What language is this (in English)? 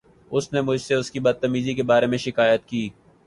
Urdu